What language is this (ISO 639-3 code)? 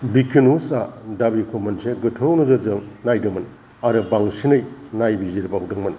brx